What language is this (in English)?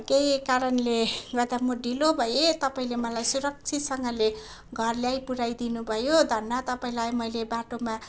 Nepali